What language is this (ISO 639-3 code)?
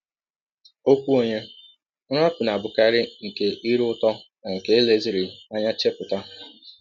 ibo